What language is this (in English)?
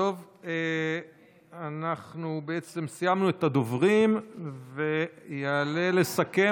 Hebrew